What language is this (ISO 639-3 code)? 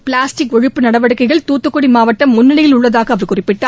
tam